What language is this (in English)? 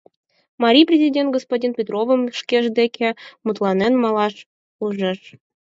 Mari